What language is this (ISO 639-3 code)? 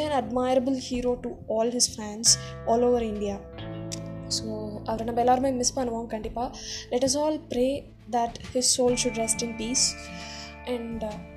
tam